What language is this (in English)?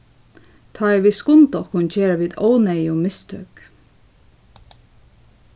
Faroese